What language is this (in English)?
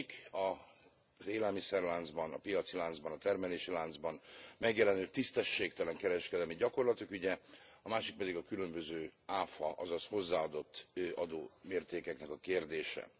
Hungarian